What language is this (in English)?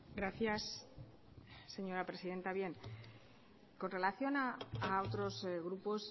Spanish